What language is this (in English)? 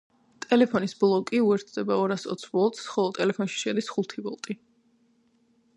Georgian